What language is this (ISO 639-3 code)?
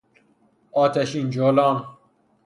fas